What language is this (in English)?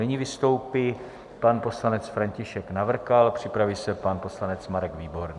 Czech